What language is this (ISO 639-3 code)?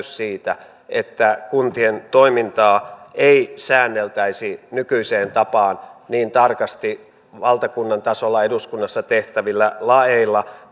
fin